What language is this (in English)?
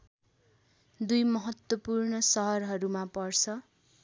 Nepali